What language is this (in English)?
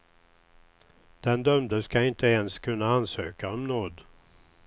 Swedish